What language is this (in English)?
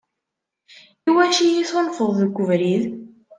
Kabyle